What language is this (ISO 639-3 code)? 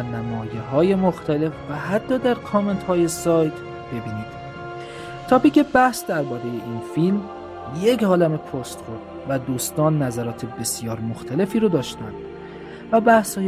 fas